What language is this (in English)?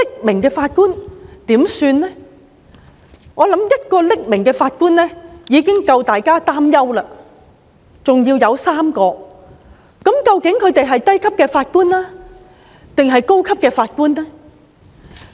Cantonese